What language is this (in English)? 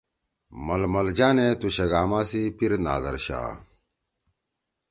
Torwali